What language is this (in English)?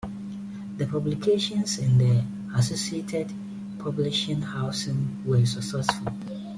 English